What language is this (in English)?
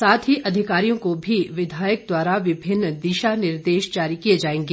Hindi